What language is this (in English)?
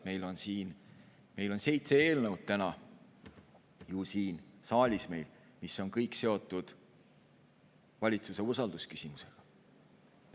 Estonian